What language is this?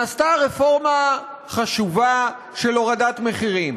Hebrew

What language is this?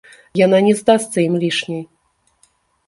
Belarusian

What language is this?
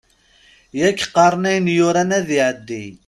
Kabyle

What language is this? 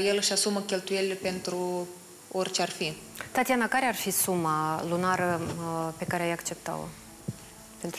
Romanian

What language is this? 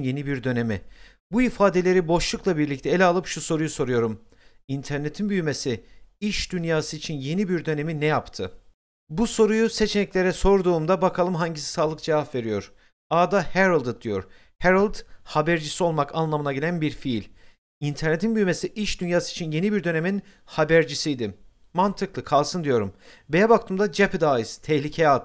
Turkish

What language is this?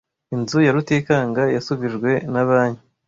Kinyarwanda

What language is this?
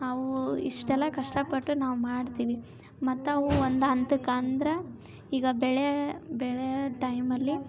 Kannada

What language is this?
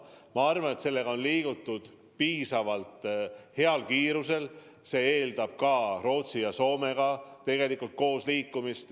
Estonian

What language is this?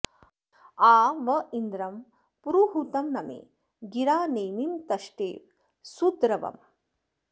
Sanskrit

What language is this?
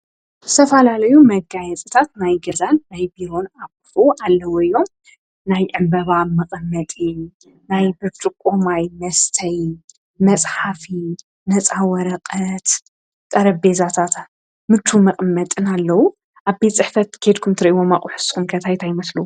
Tigrinya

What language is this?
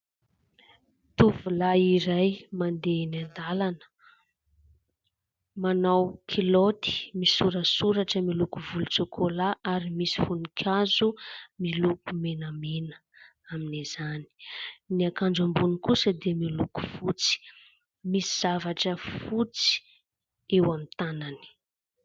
Malagasy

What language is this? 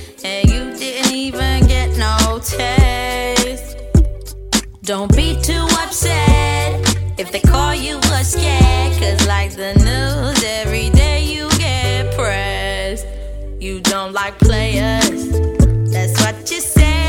Hungarian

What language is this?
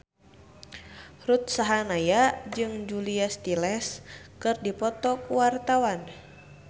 Sundanese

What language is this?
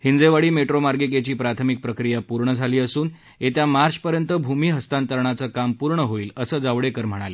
Marathi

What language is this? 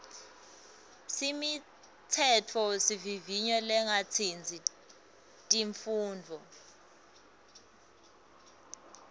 Swati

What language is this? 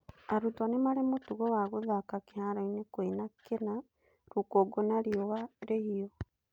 Kikuyu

